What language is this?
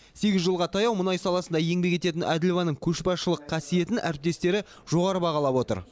Kazakh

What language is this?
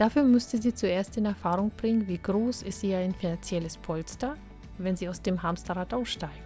German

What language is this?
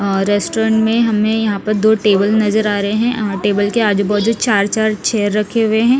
Hindi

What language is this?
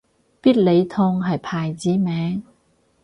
Cantonese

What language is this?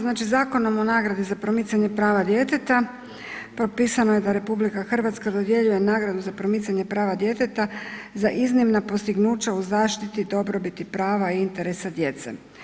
Croatian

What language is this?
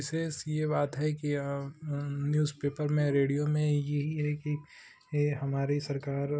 Hindi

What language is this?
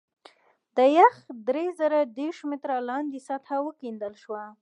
Pashto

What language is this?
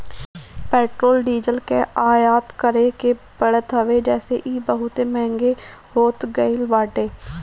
Bhojpuri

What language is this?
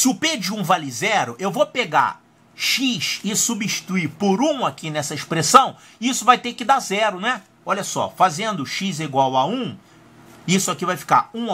Portuguese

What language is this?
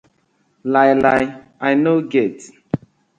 Nigerian Pidgin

